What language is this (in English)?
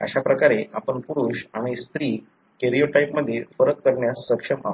Marathi